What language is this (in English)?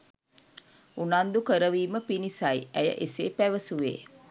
Sinhala